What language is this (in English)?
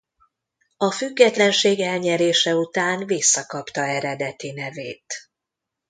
Hungarian